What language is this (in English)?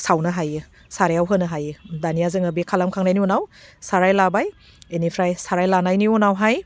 Bodo